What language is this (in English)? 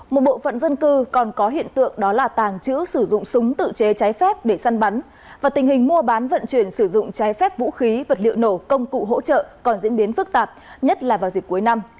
Vietnamese